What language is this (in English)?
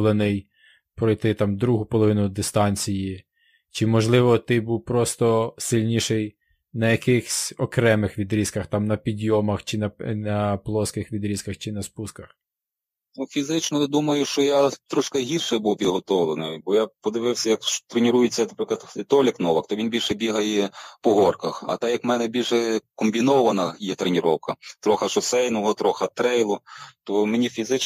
Ukrainian